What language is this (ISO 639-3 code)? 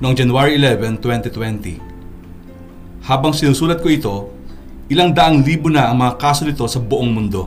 fil